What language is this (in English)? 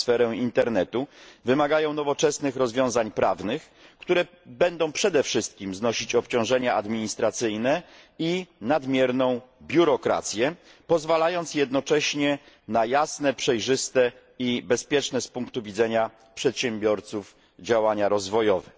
Polish